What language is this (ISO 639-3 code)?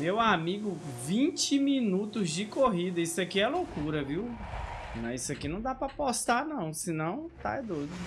por